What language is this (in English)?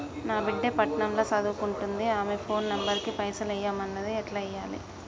Telugu